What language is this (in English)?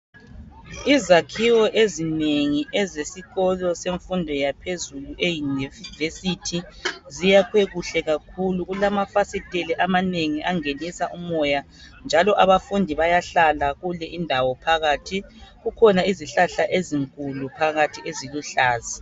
North Ndebele